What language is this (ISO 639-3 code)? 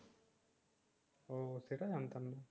ben